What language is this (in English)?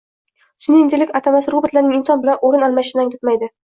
Uzbek